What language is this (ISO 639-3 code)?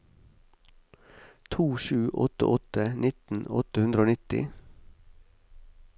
nor